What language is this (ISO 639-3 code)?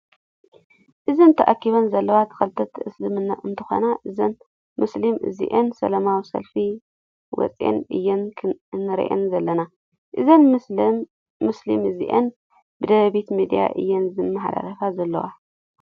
tir